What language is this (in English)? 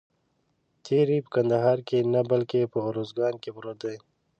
Pashto